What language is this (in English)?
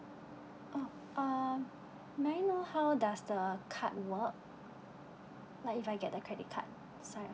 English